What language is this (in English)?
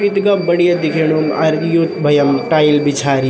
Garhwali